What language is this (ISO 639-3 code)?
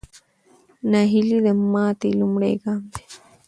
pus